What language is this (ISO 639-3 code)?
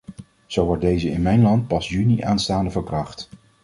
nld